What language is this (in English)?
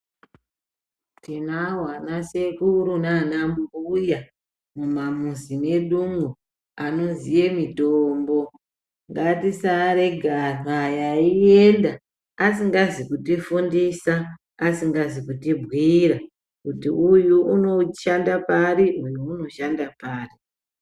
Ndau